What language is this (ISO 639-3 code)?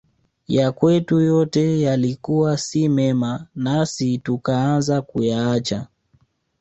swa